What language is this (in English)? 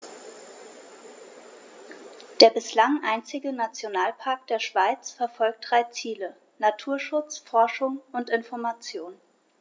German